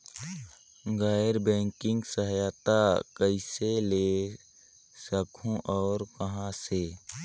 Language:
Chhattisgarhi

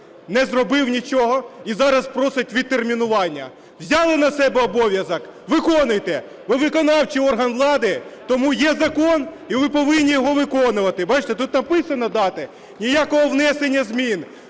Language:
Ukrainian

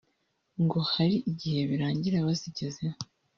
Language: Kinyarwanda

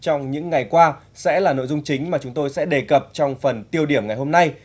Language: Vietnamese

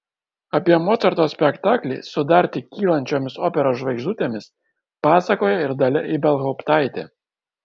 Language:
Lithuanian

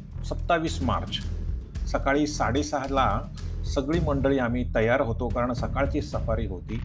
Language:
Marathi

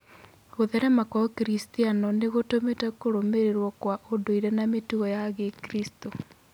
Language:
Kikuyu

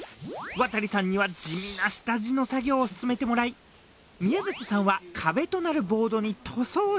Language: Japanese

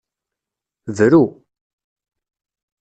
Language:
Kabyle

